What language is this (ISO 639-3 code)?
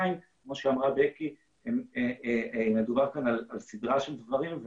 heb